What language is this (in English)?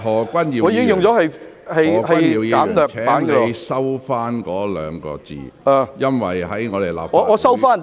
Cantonese